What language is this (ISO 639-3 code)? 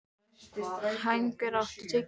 isl